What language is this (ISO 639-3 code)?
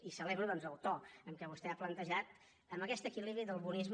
cat